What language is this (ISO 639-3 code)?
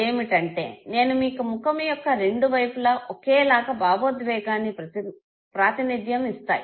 tel